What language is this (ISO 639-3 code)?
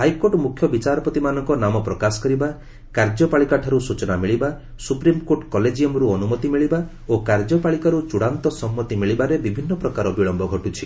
ori